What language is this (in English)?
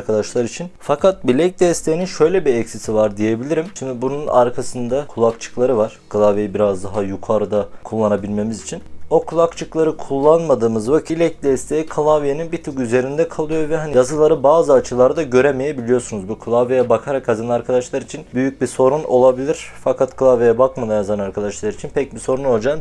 Turkish